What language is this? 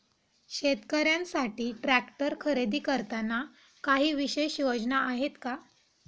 Marathi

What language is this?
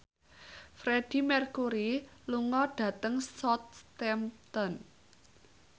Javanese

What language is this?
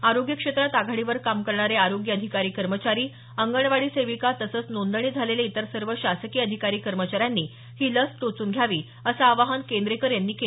Marathi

